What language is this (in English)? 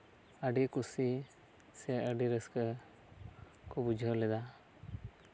Santali